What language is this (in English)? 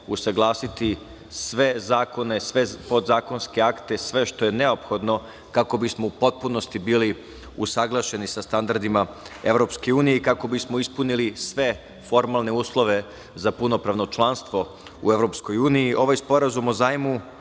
Serbian